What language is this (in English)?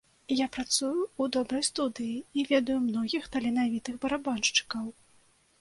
Belarusian